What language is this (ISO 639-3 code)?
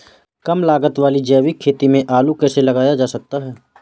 hin